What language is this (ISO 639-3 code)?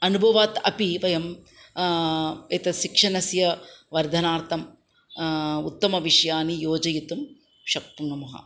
san